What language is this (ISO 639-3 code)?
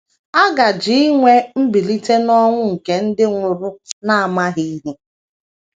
ibo